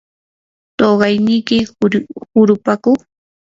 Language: Yanahuanca Pasco Quechua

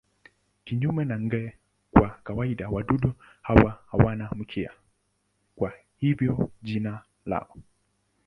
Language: Swahili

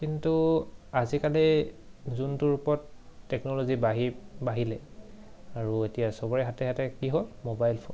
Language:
Assamese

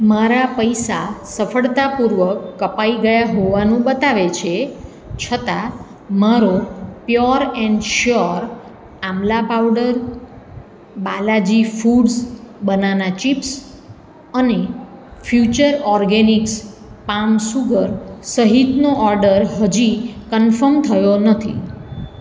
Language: Gujarati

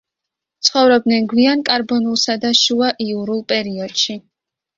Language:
Georgian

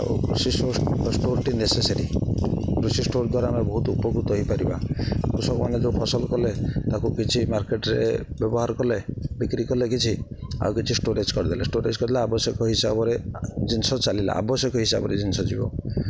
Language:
Odia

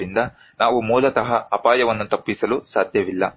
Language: Kannada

